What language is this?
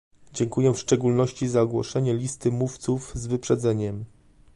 Polish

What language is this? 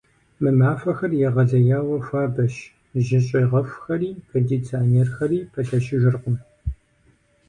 Kabardian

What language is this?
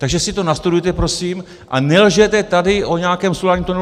Czech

